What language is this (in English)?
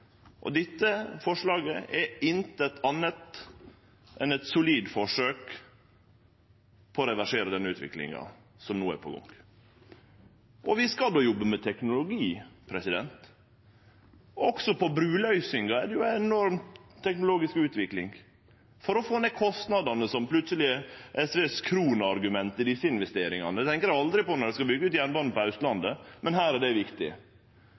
Norwegian Nynorsk